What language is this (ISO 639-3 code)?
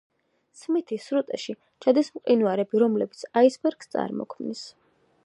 kat